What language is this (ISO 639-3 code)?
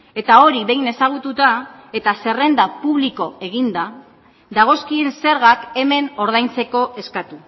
eus